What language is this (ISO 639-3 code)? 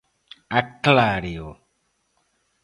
glg